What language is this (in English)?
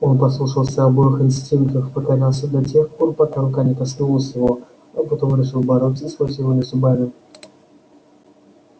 Russian